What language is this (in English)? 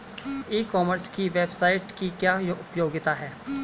Hindi